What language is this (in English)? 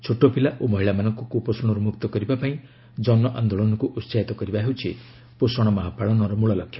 Odia